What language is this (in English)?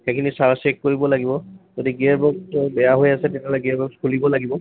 Assamese